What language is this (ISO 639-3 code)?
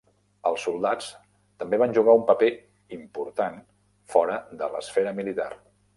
cat